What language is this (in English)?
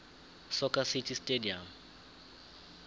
South Ndebele